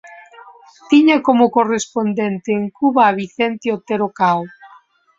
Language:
Galician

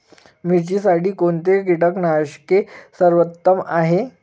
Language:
Marathi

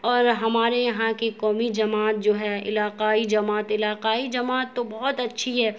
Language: Urdu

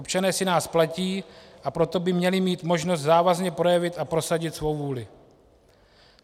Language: Czech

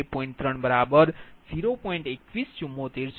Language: Gujarati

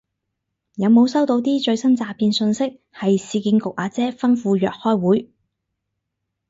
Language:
Cantonese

